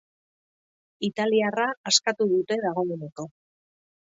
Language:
Basque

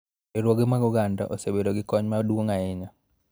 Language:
Luo (Kenya and Tanzania)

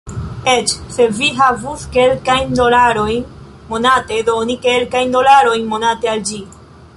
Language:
Esperanto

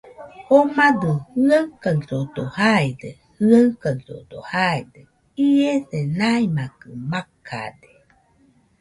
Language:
Nüpode Huitoto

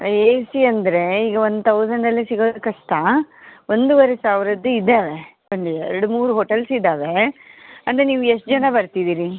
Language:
Kannada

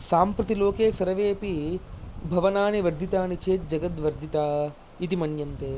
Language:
Sanskrit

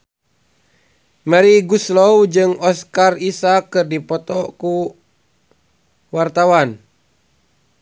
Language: Sundanese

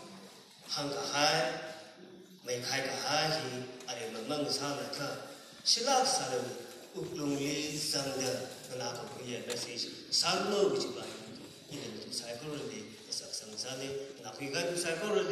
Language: Arabic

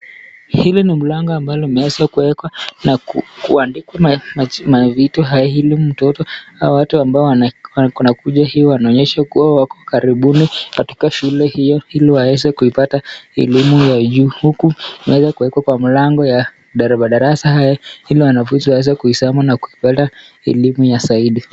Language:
Swahili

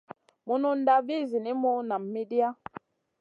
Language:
Masana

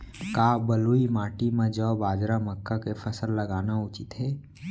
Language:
Chhattisgarhi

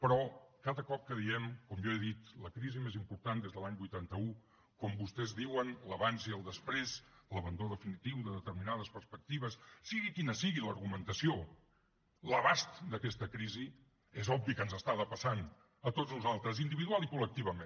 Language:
Catalan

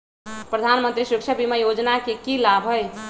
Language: Magahi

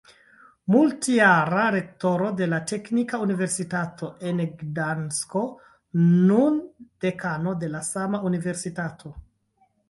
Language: Esperanto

